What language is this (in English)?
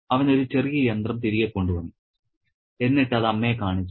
Malayalam